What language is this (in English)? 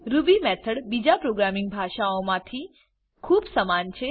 Gujarati